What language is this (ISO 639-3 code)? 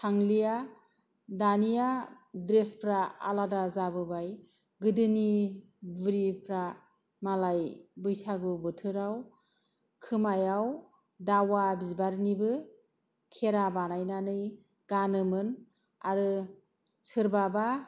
brx